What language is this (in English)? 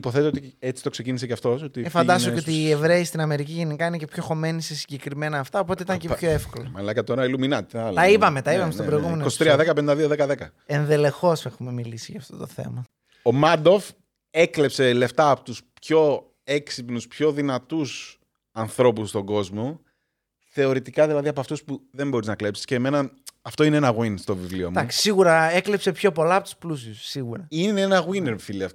Greek